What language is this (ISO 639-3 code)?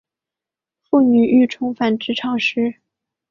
zho